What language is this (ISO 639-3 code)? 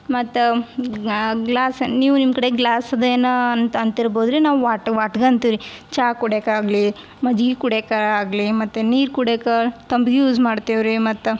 kan